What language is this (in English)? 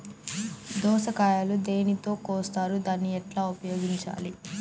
Telugu